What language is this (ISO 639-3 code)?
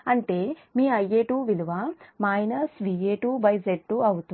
tel